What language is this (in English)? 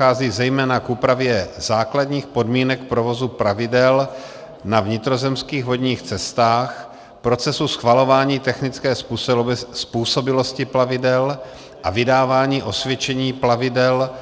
Czech